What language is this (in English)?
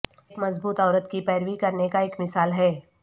Urdu